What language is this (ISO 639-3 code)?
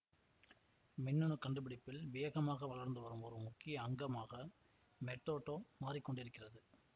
tam